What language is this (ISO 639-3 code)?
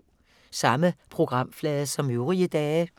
dan